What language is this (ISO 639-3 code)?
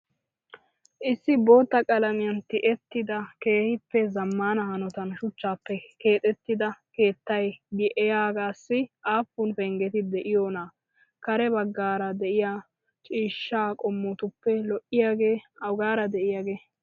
wal